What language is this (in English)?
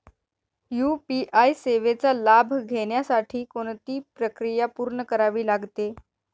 Marathi